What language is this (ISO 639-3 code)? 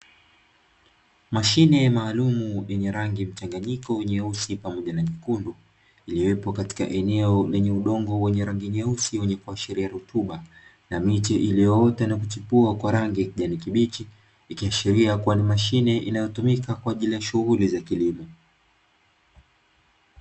swa